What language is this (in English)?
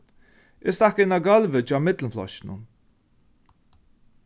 Faroese